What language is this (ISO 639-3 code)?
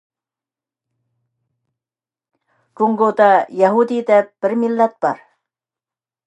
uig